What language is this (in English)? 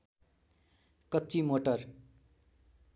Nepali